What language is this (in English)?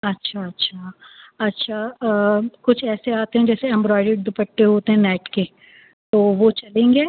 Urdu